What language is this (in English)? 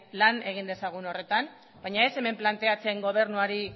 Basque